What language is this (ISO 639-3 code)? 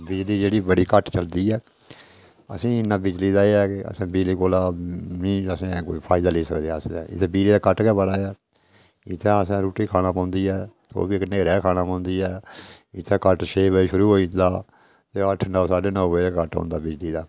doi